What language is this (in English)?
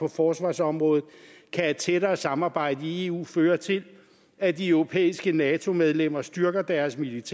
Danish